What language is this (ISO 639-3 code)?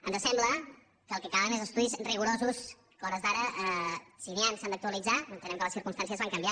cat